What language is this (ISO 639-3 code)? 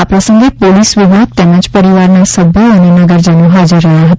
guj